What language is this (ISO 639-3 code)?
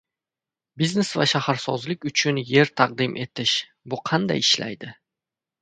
uzb